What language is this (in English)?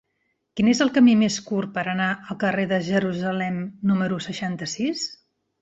Catalan